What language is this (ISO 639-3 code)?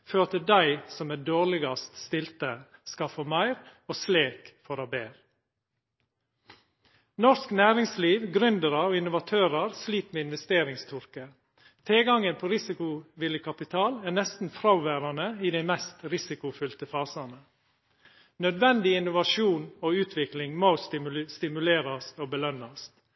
nno